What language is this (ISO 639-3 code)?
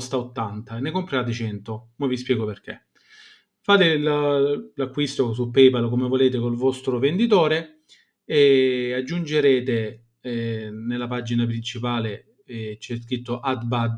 ita